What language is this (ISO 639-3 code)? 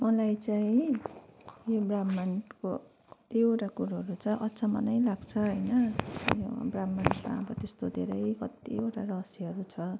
nep